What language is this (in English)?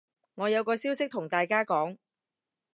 Cantonese